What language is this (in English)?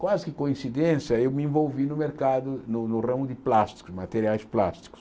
Portuguese